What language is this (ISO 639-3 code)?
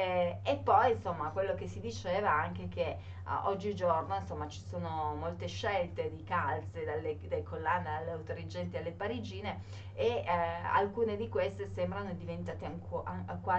ita